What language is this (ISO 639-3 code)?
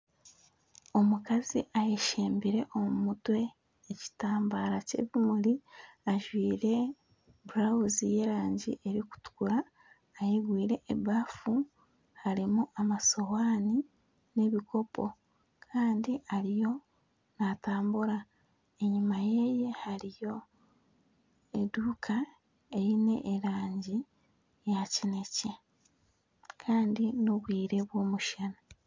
nyn